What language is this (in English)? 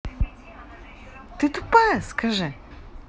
Russian